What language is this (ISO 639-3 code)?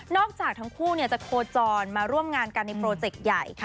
tha